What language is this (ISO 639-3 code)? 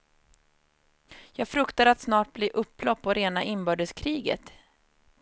swe